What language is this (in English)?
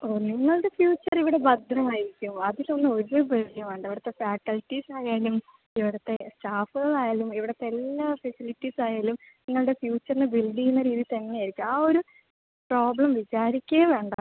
Malayalam